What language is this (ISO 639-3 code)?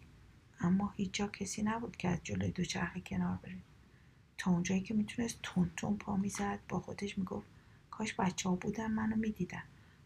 fas